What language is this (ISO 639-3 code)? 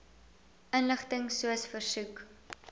afr